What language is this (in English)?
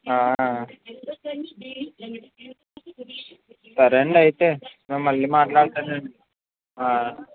Telugu